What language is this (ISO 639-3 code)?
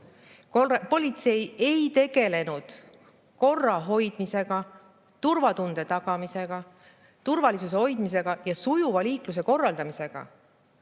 est